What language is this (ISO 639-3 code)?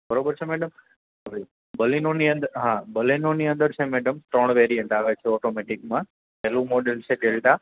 guj